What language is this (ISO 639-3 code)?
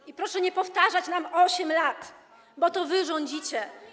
pol